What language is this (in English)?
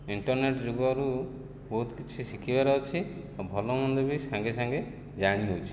Odia